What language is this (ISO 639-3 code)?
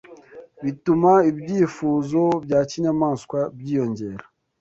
kin